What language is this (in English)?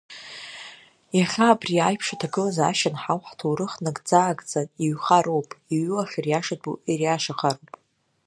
Abkhazian